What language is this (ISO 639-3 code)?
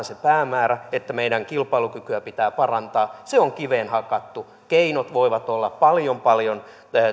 fin